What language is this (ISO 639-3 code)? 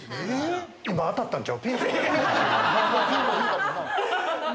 jpn